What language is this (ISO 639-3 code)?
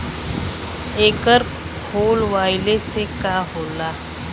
bho